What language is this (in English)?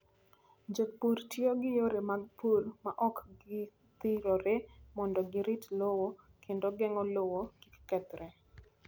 Luo (Kenya and Tanzania)